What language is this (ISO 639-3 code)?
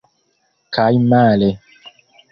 epo